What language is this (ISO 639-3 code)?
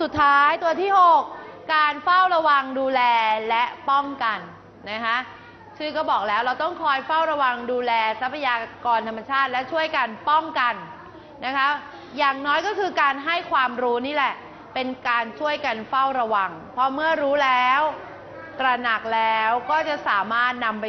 tha